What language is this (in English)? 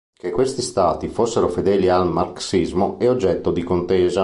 Italian